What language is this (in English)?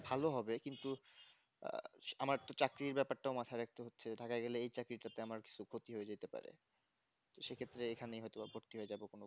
Bangla